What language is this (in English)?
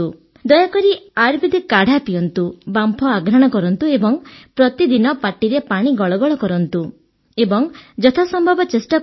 Odia